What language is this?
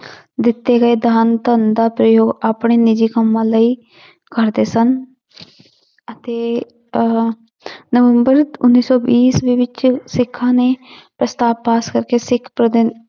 Punjabi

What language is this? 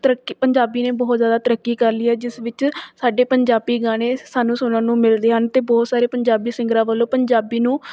Punjabi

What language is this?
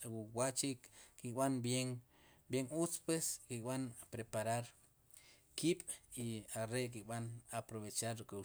Sipacapense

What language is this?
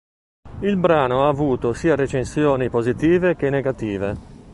Italian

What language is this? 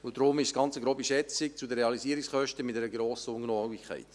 Swiss German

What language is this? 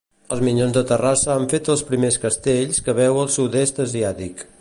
Catalan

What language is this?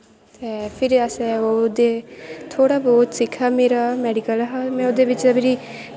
Dogri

